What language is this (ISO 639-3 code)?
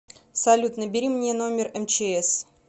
rus